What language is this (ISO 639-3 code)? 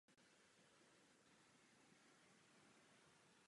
ces